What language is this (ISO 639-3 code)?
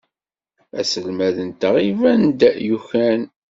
kab